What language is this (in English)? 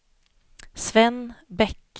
Swedish